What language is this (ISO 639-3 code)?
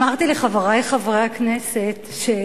heb